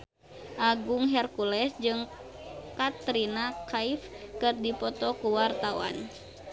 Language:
Sundanese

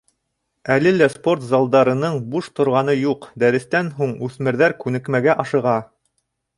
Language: Bashkir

